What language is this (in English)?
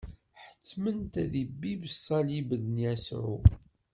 Kabyle